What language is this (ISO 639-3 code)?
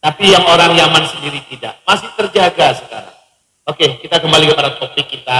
ind